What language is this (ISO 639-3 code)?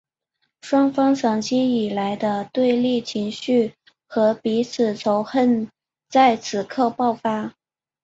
zho